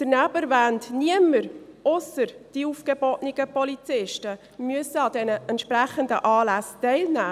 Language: Swiss German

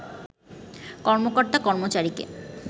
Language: Bangla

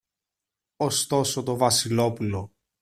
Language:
Greek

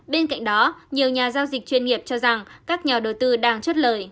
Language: Vietnamese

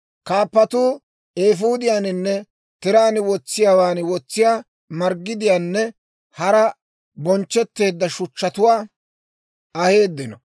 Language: Dawro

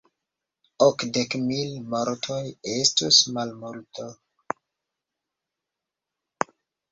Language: Esperanto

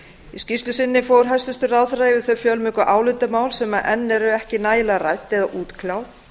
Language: Icelandic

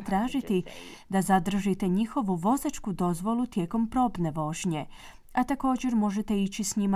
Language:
Croatian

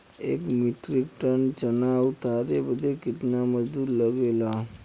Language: Bhojpuri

